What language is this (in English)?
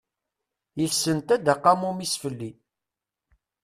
Kabyle